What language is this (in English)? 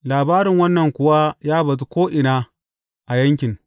Hausa